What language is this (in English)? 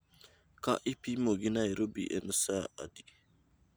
Luo (Kenya and Tanzania)